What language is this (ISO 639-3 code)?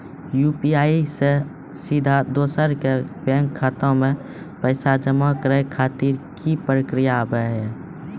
mai